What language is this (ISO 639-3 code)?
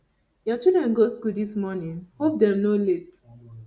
pcm